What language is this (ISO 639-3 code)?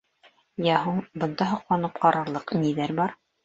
bak